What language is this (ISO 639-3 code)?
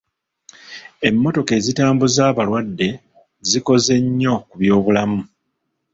lug